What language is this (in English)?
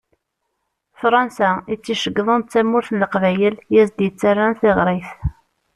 Kabyle